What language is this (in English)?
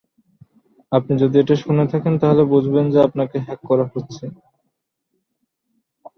Bangla